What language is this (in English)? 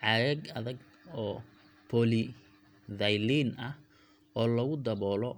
Somali